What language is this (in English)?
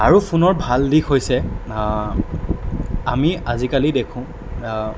Assamese